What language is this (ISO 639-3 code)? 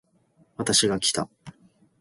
jpn